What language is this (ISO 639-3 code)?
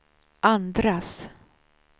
swe